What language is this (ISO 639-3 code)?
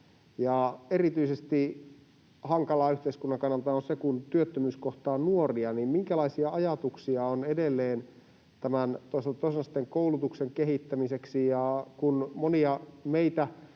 fin